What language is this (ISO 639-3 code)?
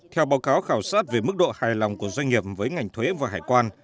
vie